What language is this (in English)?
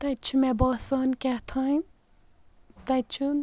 Kashmiri